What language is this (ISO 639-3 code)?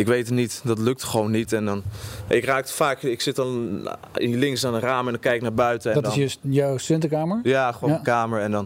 nld